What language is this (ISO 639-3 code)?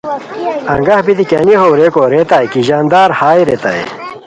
khw